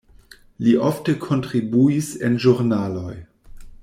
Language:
Esperanto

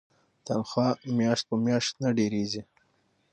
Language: Pashto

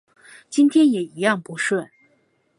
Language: Chinese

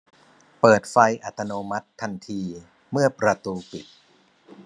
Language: Thai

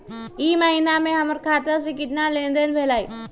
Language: Magahi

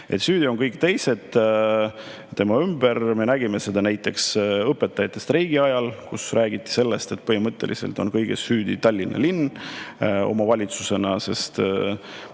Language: Estonian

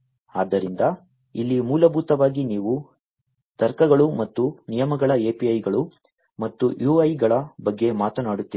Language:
Kannada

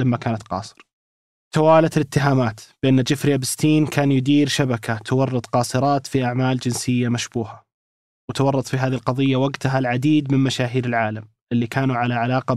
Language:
Arabic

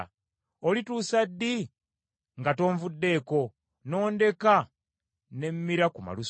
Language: Ganda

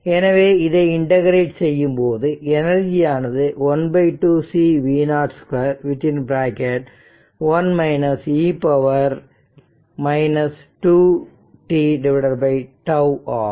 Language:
Tamil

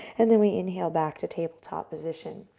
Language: English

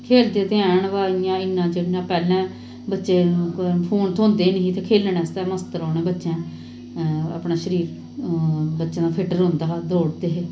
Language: Dogri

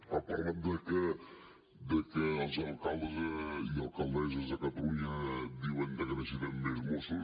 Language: Catalan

